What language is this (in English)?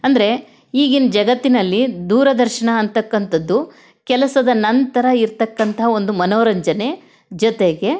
Kannada